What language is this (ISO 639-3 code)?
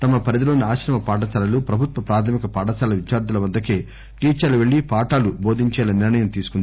tel